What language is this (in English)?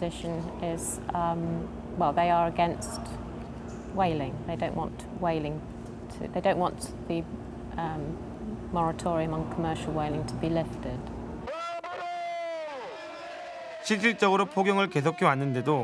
Korean